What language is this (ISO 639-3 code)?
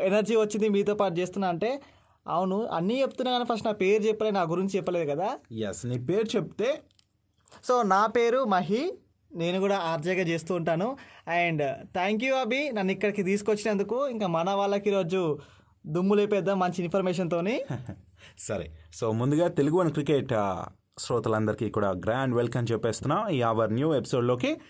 tel